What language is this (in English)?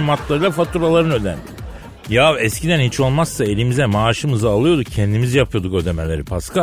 Turkish